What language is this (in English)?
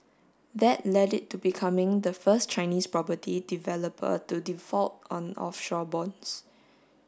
English